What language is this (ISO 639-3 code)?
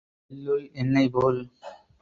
tam